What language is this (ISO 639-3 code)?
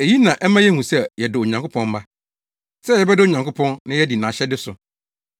aka